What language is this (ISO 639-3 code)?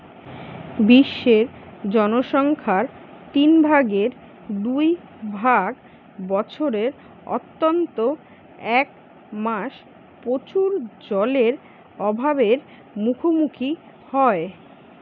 ben